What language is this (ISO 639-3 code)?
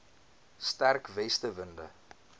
afr